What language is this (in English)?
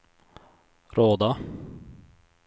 Swedish